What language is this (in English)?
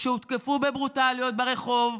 Hebrew